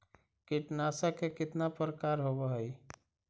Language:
Magahi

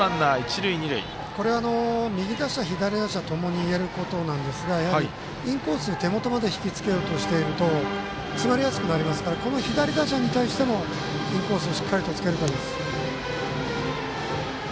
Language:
Japanese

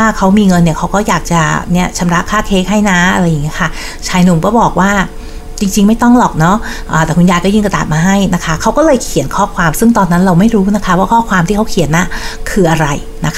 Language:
Thai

